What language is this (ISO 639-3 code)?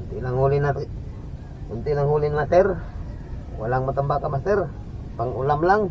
fil